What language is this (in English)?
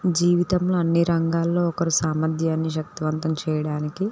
Telugu